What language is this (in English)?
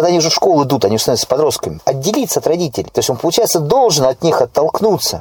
Russian